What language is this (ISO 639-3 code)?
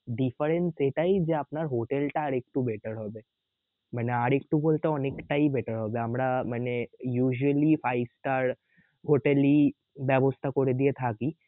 ben